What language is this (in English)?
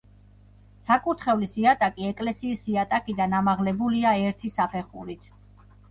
Georgian